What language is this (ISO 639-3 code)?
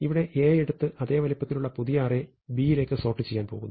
mal